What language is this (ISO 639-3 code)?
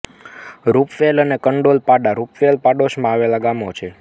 guj